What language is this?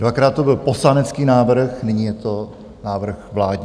Czech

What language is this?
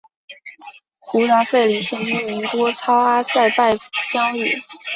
Chinese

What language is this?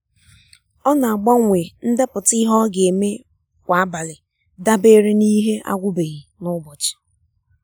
Igbo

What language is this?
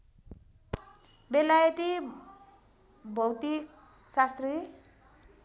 Nepali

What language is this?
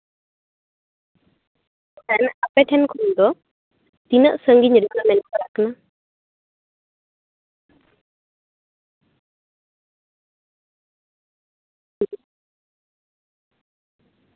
Santali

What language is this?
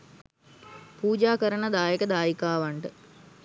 Sinhala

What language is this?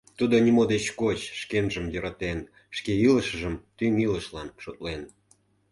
Mari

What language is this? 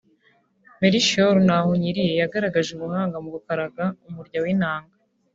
Kinyarwanda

